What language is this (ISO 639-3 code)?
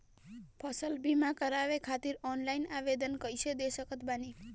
bho